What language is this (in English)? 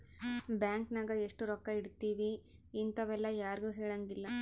Kannada